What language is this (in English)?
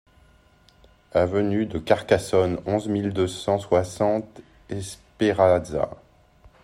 French